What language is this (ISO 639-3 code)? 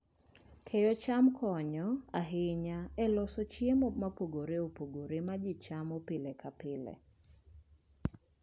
luo